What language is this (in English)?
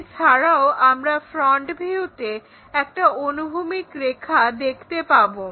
Bangla